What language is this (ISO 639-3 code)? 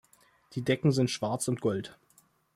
deu